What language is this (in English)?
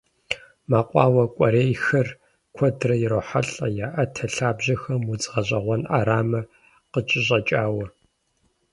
Kabardian